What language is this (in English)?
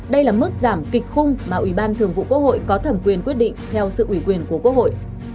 Vietnamese